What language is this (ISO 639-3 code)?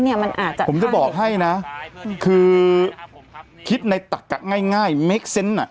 tha